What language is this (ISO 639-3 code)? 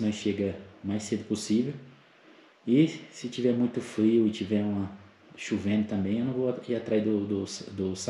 por